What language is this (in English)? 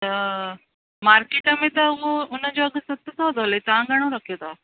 Sindhi